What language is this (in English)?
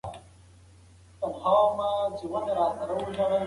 Pashto